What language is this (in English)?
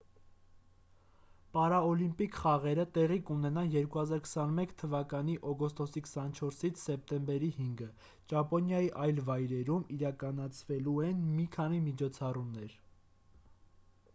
Armenian